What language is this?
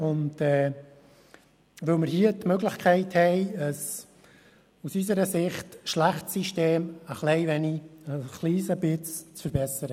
Swiss German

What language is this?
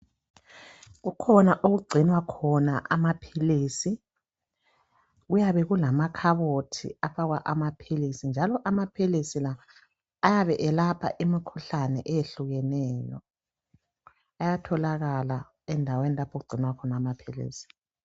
North Ndebele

